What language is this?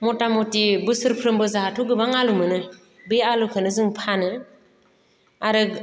Bodo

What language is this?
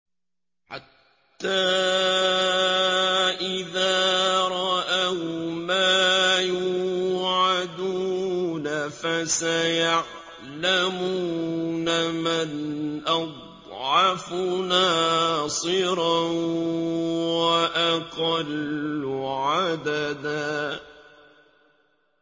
Arabic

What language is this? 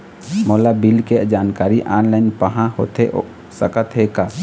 Chhattisgarhi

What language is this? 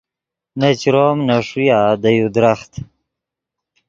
Yidgha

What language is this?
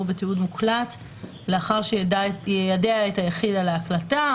Hebrew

